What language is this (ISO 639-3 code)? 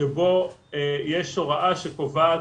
heb